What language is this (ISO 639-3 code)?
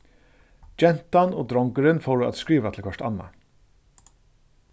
fao